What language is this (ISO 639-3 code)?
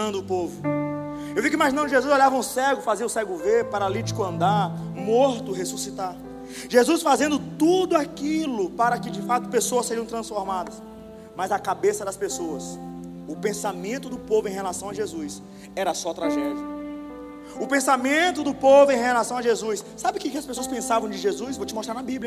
por